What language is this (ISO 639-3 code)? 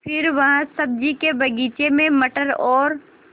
hin